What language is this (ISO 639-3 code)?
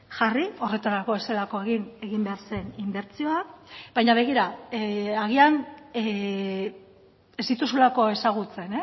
eus